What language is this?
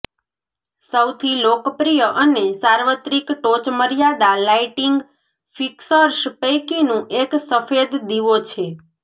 Gujarati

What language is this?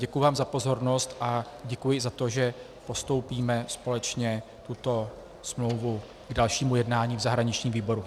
Czech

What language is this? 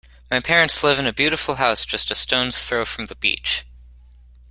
English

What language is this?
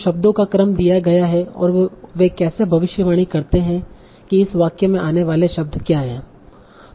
Hindi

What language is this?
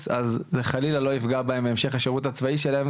Hebrew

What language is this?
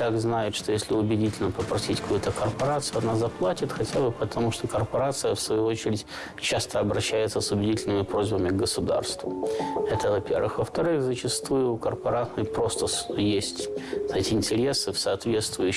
Russian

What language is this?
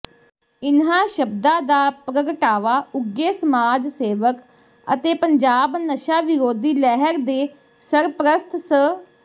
Punjabi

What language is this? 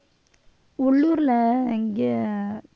Tamil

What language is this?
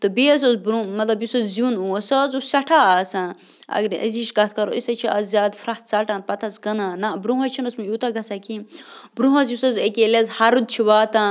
Kashmiri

